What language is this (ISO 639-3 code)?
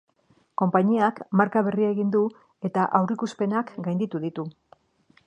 eus